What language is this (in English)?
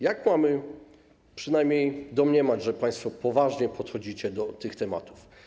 Polish